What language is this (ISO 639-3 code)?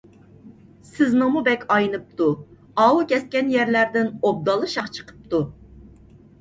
uig